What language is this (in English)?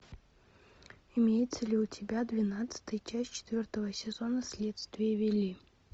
Russian